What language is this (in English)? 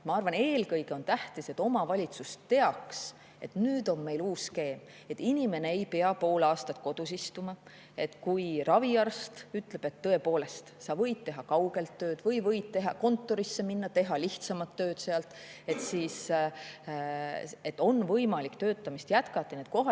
Estonian